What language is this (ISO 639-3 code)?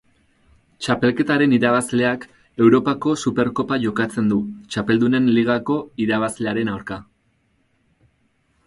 eus